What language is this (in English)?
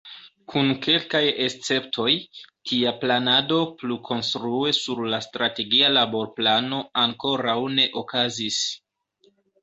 Esperanto